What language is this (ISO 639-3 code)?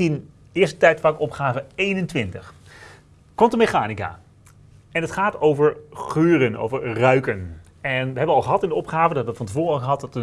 nld